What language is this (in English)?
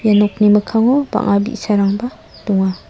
Garo